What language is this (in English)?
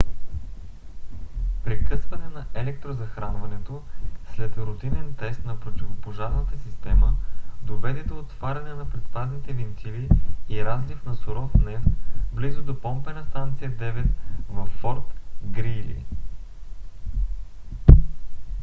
Bulgarian